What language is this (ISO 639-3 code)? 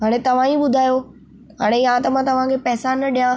snd